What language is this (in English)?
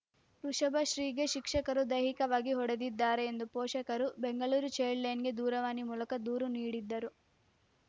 Kannada